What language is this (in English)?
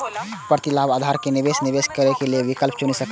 Maithili